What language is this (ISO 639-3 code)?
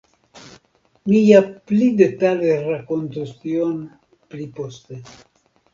epo